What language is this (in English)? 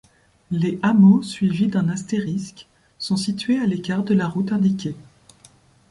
French